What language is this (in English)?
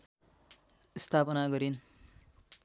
Nepali